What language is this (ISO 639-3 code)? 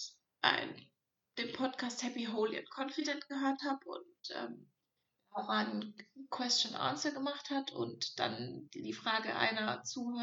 deu